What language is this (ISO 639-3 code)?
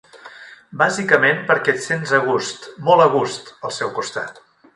cat